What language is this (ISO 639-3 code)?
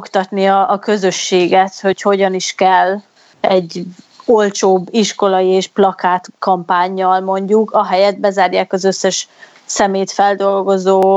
hun